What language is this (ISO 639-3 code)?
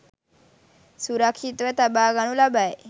sin